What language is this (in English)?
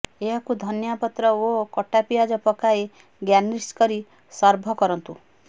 Odia